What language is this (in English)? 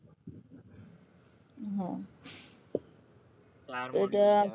Gujarati